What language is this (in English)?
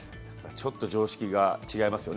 Japanese